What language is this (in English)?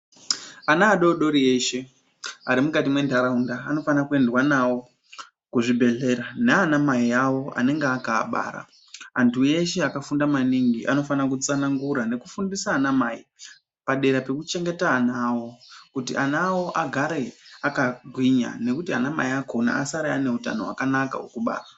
Ndau